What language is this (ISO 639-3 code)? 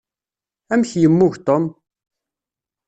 kab